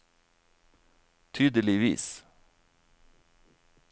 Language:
Norwegian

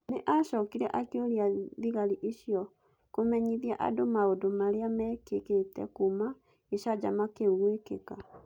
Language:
Kikuyu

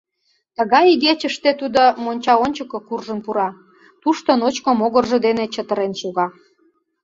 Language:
Mari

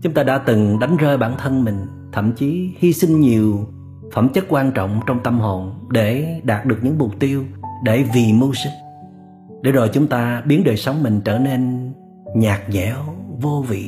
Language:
Vietnamese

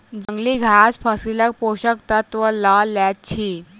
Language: Maithili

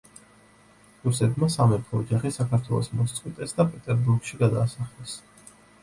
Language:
Georgian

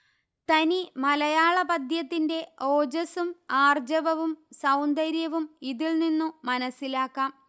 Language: Malayalam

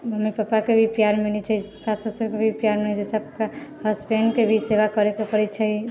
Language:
Maithili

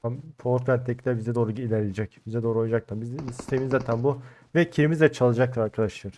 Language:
Turkish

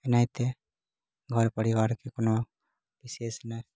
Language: Maithili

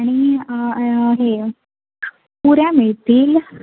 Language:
Marathi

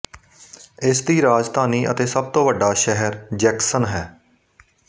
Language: Punjabi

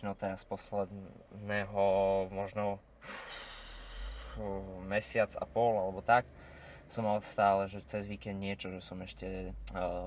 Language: Slovak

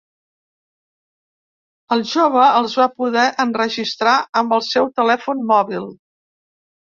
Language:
Catalan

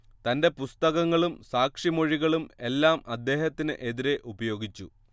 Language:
Malayalam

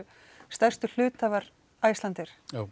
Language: Icelandic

